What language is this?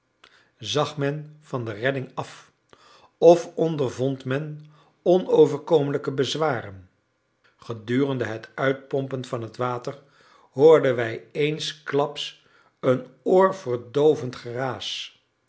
Dutch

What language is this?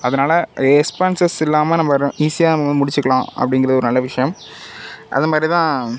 Tamil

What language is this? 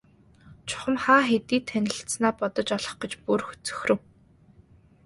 Mongolian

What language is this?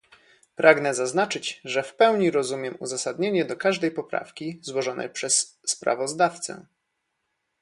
Polish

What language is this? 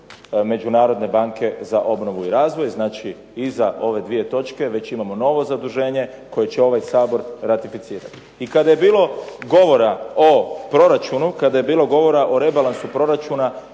Croatian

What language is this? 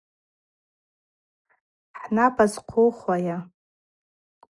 Abaza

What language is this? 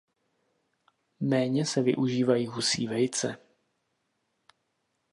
Czech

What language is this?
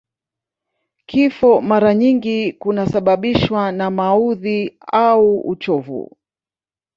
Swahili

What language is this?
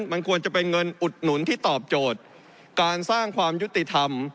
Thai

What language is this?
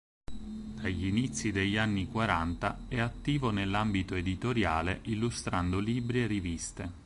Italian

